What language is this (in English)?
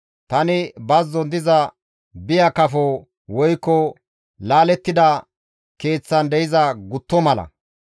Gamo